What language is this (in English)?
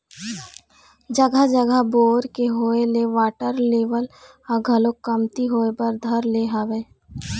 Chhattisgarhi